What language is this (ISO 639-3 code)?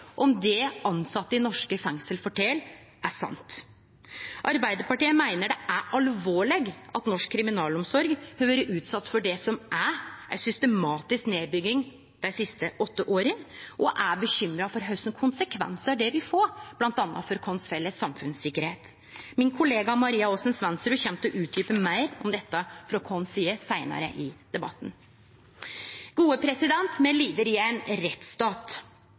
nno